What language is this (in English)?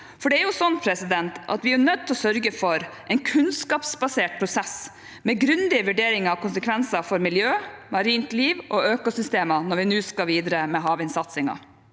Norwegian